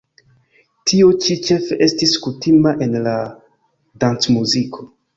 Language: Esperanto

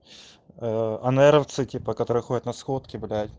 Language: Russian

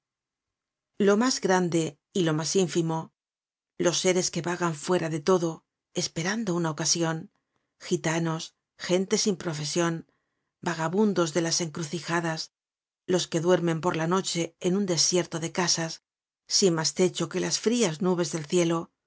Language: Spanish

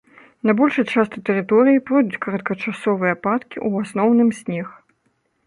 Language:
Belarusian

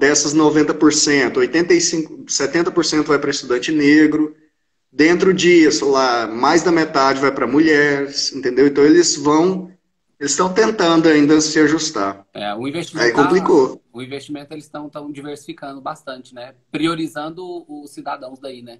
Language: Portuguese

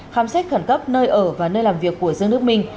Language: Vietnamese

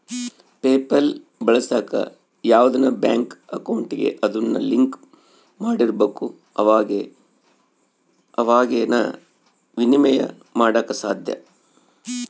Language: Kannada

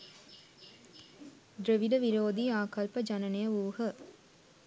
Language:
Sinhala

